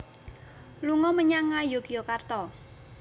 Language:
Javanese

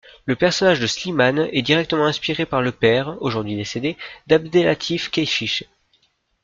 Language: French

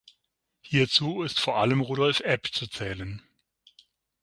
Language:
German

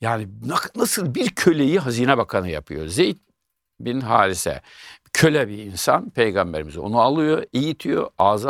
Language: Turkish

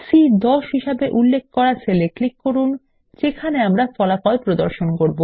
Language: Bangla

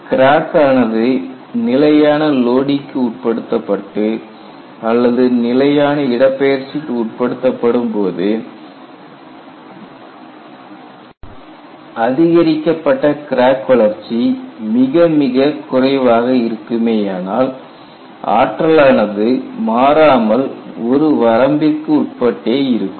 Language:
Tamil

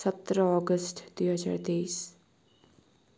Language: Nepali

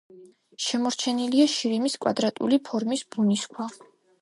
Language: Georgian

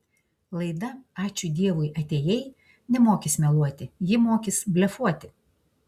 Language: Lithuanian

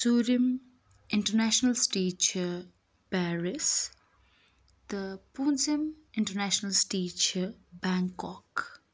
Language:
Kashmiri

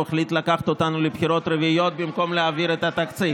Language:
Hebrew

